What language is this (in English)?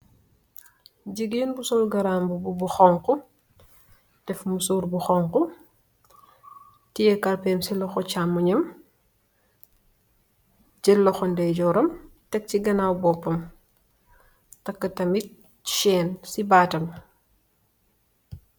Wolof